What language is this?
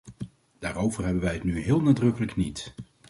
Dutch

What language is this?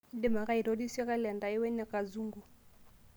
Masai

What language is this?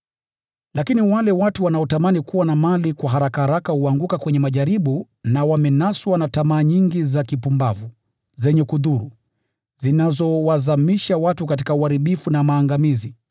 Swahili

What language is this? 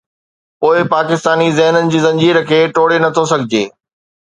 Sindhi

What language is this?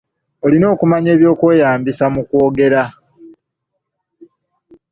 Ganda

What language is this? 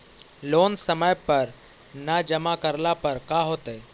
Magahi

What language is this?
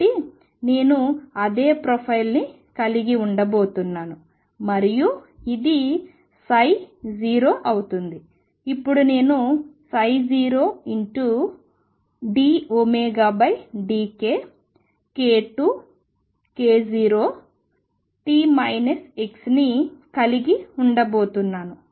Telugu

